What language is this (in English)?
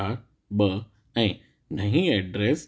Sindhi